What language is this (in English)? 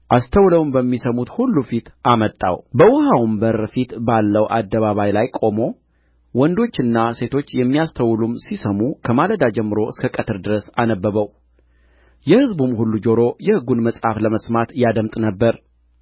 Amharic